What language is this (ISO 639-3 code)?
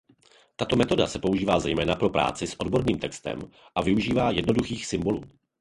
ces